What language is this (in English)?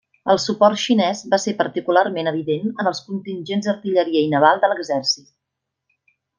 Catalan